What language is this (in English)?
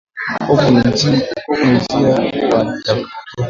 Swahili